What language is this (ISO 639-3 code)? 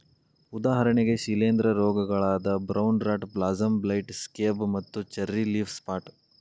kan